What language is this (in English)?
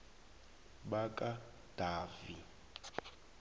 South Ndebele